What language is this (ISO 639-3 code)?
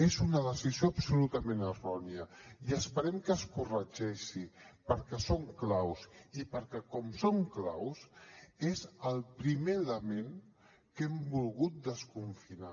cat